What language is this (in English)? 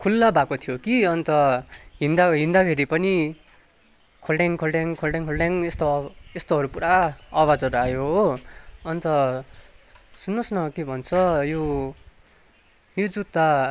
Nepali